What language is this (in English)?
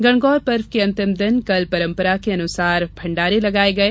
Hindi